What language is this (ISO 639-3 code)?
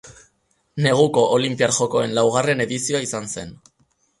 eus